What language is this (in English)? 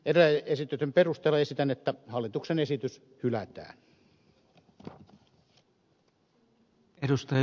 Finnish